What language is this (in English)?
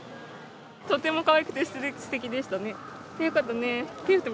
Japanese